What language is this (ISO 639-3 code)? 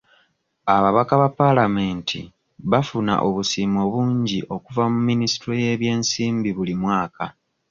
lug